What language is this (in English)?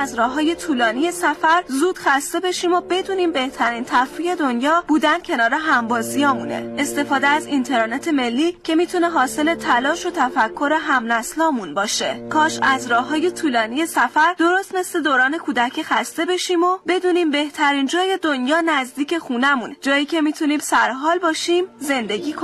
Persian